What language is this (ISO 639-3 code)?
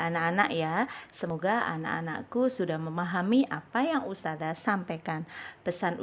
ind